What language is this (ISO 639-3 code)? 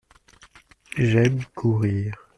fra